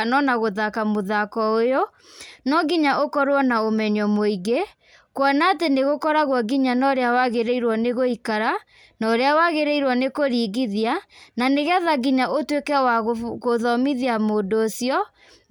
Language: Kikuyu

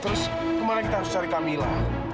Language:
Indonesian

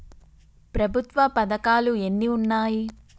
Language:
Telugu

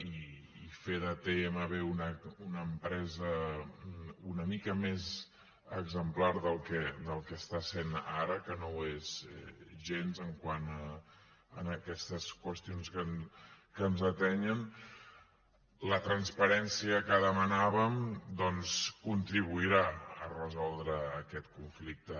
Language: Catalan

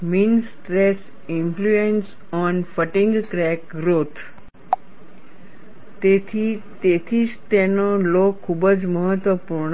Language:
Gujarati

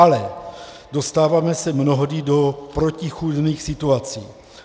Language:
Czech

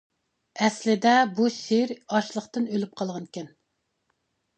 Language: Uyghur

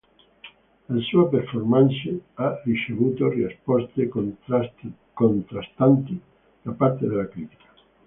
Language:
Italian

